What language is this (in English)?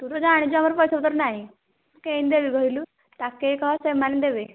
Odia